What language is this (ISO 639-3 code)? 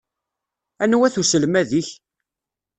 kab